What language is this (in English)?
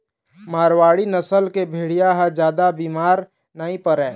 Chhattisgarhi